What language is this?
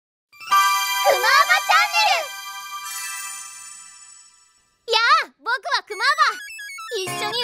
Japanese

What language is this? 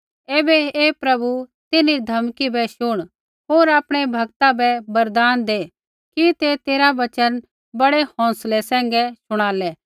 Kullu Pahari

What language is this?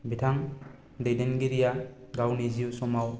Bodo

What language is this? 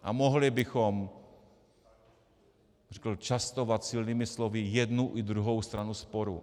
Czech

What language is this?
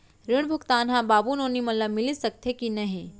Chhattisgarhi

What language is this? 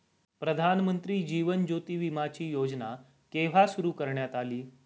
Marathi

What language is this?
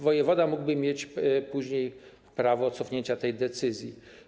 Polish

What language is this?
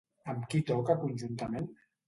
Catalan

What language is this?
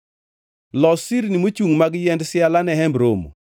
Luo (Kenya and Tanzania)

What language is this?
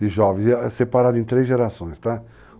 Portuguese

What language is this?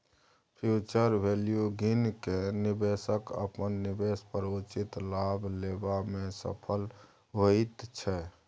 Maithili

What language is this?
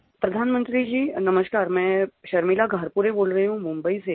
Hindi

